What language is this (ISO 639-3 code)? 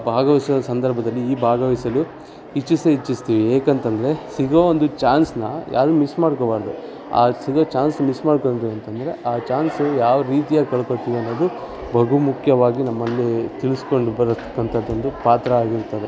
kan